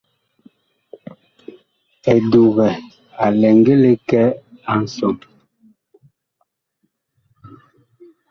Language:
Bakoko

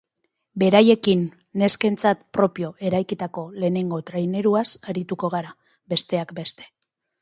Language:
Basque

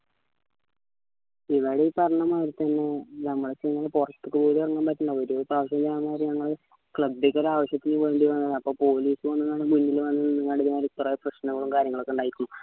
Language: Malayalam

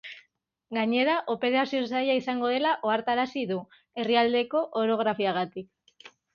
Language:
Basque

